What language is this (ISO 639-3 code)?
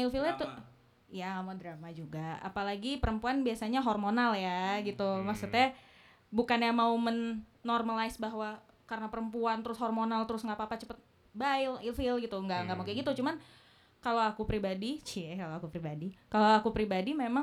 ind